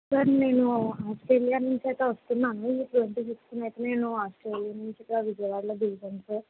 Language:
Telugu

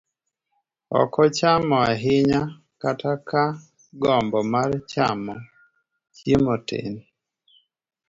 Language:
Luo (Kenya and Tanzania)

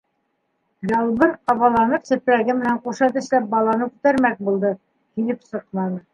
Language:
Bashkir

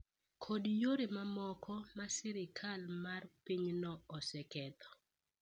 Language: Luo (Kenya and Tanzania)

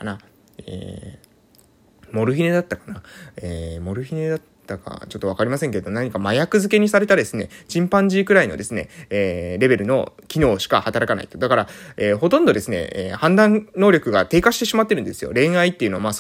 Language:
Japanese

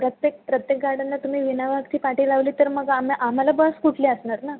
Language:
Marathi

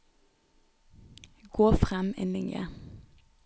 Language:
Norwegian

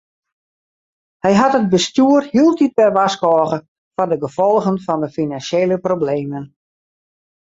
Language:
Western Frisian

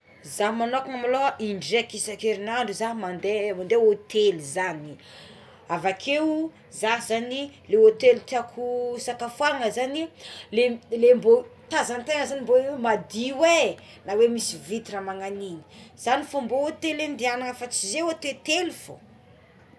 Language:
Tsimihety Malagasy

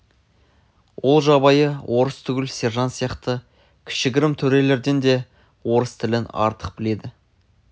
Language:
Kazakh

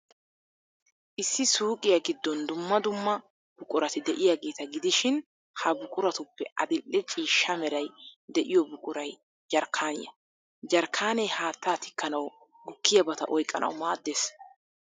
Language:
Wolaytta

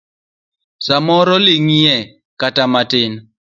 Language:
Luo (Kenya and Tanzania)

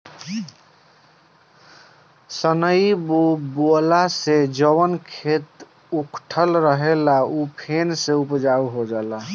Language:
Bhojpuri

